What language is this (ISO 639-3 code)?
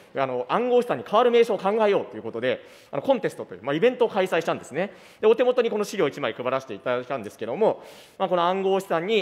jpn